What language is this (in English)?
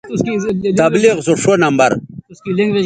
Bateri